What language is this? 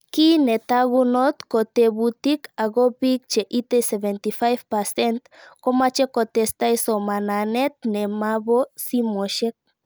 Kalenjin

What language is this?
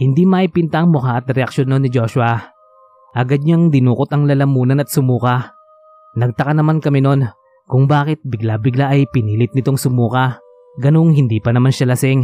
Filipino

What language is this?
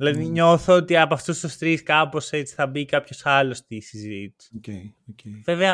Greek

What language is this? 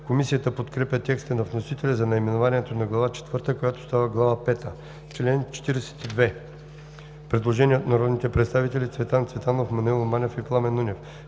Bulgarian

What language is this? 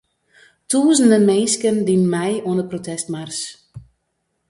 Western Frisian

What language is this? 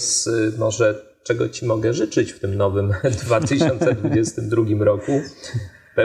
Polish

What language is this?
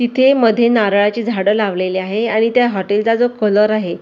Marathi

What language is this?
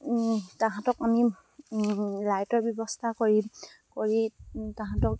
Assamese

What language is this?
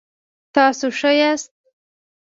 Pashto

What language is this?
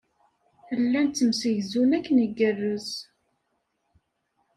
Kabyle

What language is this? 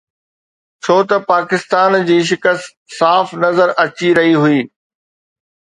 Sindhi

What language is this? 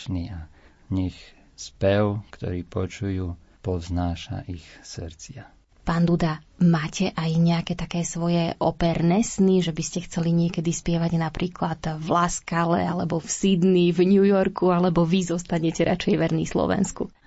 Slovak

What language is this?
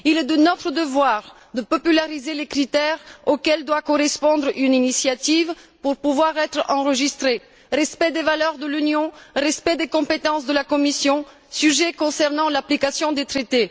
French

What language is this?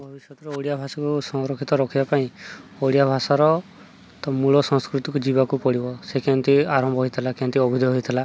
Odia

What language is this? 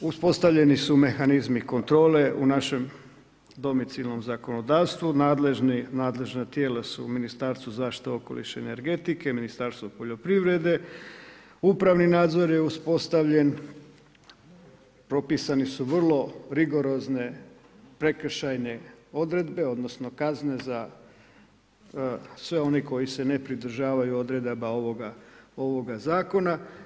Croatian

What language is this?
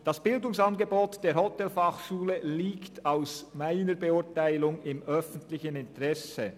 Swiss German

